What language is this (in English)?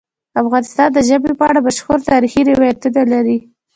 Pashto